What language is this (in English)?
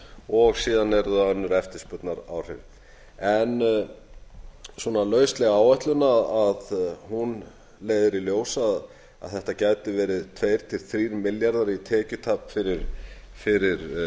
Icelandic